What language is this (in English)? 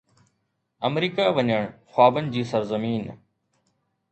Sindhi